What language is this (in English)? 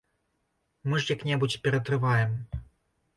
Belarusian